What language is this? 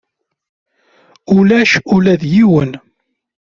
Kabyle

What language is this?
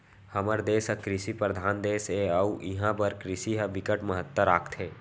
Chhattisgarhi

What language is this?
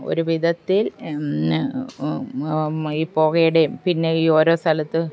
Malayalam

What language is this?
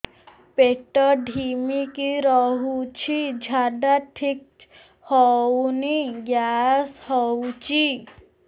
Odia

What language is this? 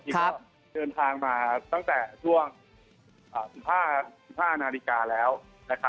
Thai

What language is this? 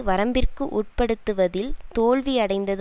Tamil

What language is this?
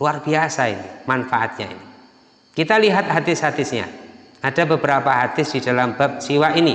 Indonesian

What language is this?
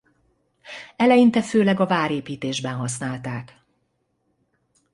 Hungarian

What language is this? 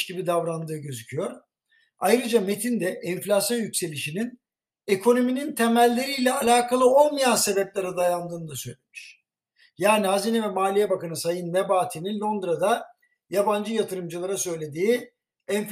Turkish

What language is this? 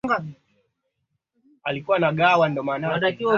Swahili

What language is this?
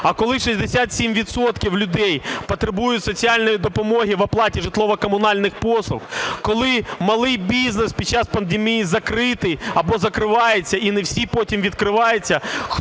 Ukrainian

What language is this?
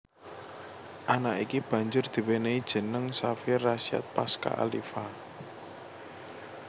Javanese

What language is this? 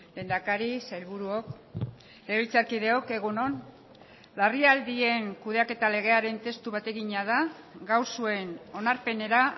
Basque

